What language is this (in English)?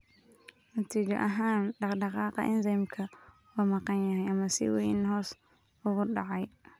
Somali